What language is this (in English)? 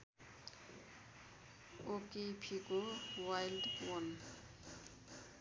Nepali